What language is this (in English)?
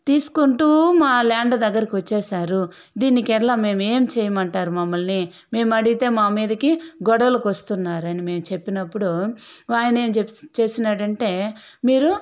Telugu